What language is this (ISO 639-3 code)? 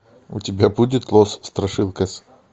rus